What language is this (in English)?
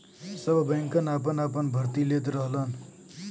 Bhojpuri